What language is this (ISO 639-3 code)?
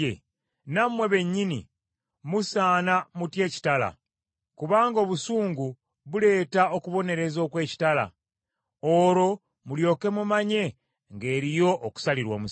lug